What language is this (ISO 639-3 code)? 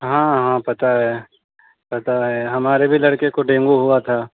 urd